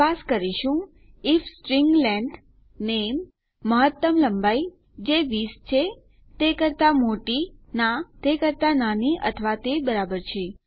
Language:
Gujarati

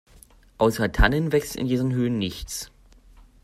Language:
German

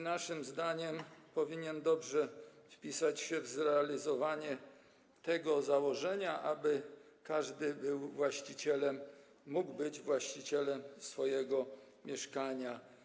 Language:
Polish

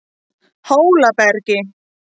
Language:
Icelandic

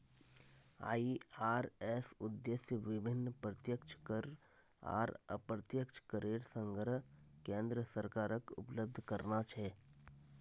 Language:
Magahi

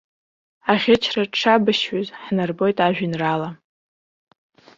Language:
Abkhazian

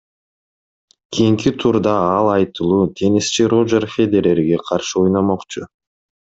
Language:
Kyrgyz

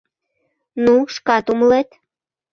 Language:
Mari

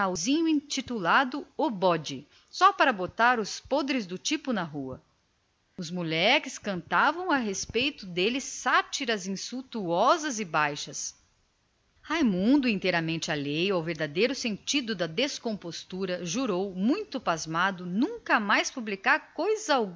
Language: Portuguese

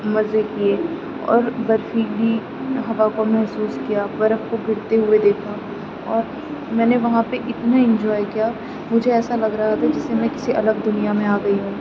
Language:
Urdu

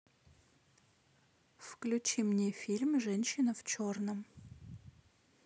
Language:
Russian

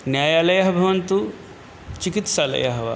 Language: Sanskrit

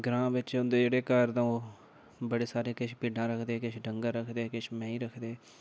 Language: Dogri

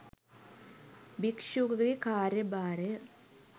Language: Sinhala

